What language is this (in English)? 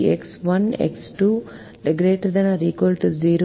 Tamil